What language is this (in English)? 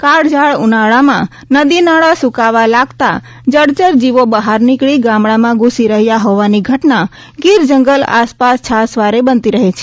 Gujarati